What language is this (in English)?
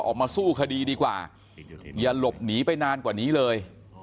Thai